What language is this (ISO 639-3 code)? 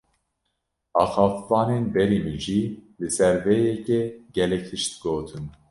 kur